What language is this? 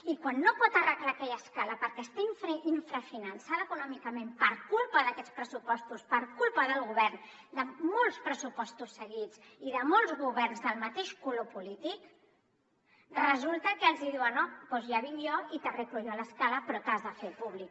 Catalan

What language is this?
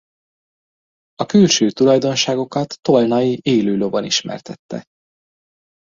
Hungarian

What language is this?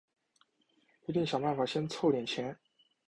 Chinese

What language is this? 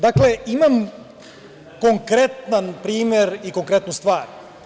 Serbian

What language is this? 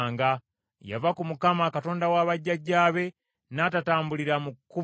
Ganda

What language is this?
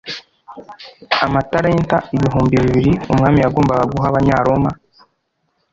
Kinyarwanda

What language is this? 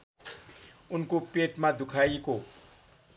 Nepali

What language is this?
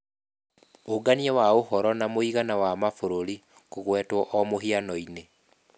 Kikuyu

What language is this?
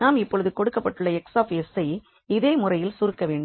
Tamil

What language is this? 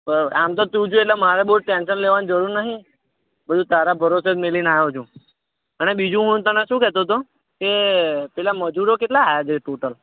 Gujarati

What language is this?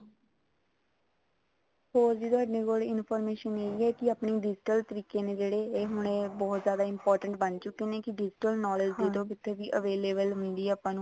Punjabi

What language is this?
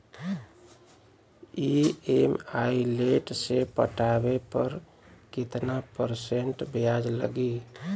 Bhojpuri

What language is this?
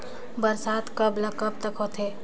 Chhattisgarhi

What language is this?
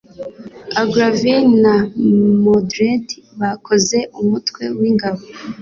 Kinyarwanda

